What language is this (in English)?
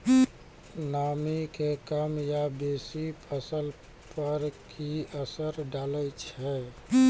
Maithili